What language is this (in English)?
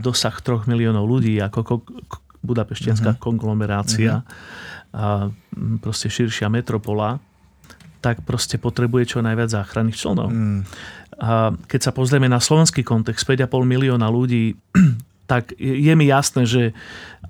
Slovak